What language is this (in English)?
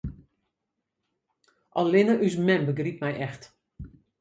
Western Frisian